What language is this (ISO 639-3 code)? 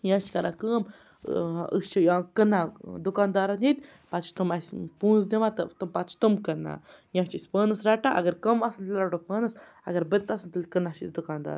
kas